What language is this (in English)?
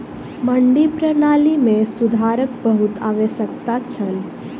Maithili